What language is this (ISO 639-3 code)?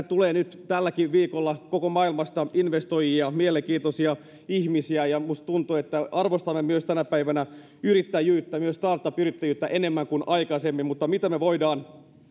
fin